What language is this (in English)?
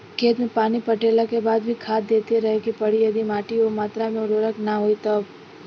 Bhojpuri